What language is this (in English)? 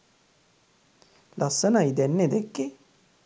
Sinhala